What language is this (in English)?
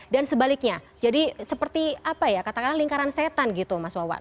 Indonesian